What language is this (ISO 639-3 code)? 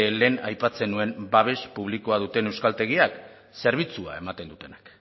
eus